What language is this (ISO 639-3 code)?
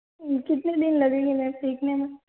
hin